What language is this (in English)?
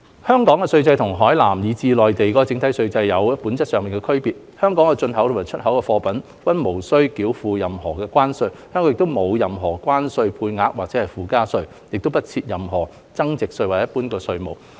Cantonese